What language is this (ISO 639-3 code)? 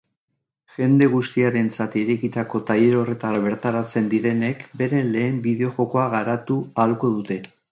eus